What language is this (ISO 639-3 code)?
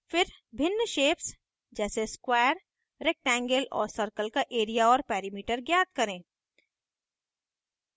hin